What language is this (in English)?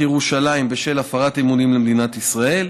Hebrew